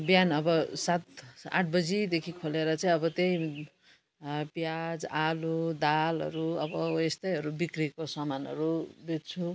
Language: Nepali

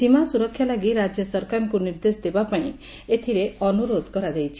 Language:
Odia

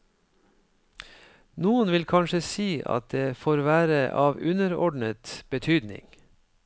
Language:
Norwegian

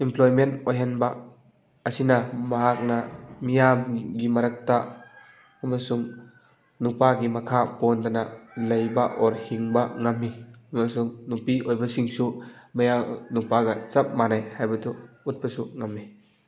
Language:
Manipuri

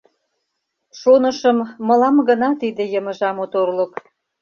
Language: Mari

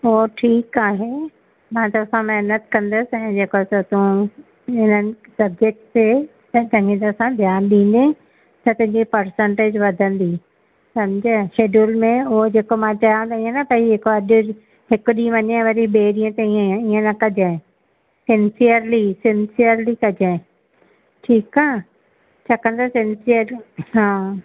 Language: Sindhi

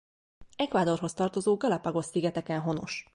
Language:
Hungarian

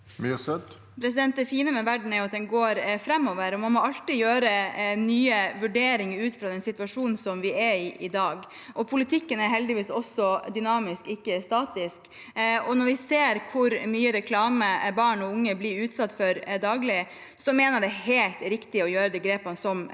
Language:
Norwegian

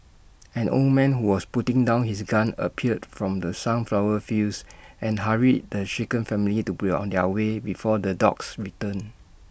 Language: English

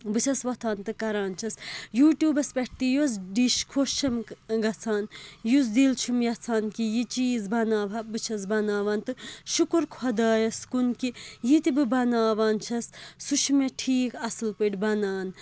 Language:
Kashmiri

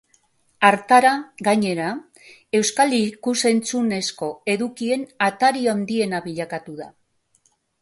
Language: Basque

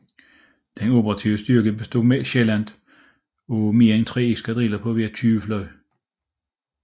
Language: Danish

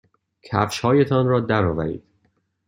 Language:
Persian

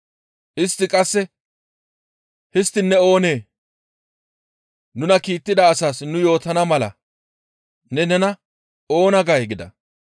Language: Gamo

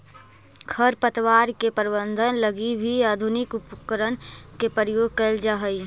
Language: Magahi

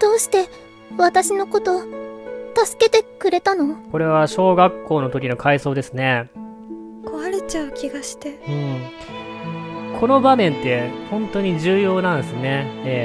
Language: Japanese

